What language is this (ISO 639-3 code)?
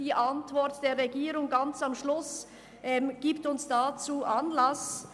gsw